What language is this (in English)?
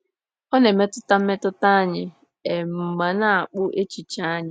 Igbo